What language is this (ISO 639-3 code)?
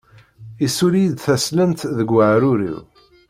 kab